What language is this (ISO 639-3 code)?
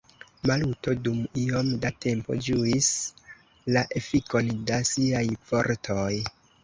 epo